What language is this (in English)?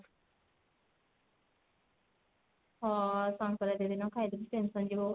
Odia